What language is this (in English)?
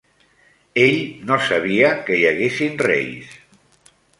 Catalan